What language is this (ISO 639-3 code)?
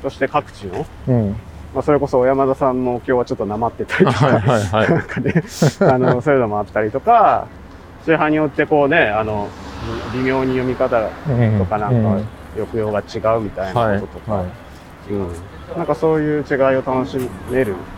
jpn